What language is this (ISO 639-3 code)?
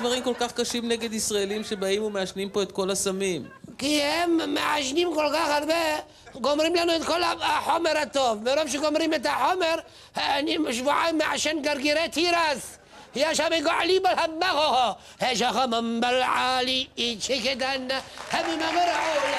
heb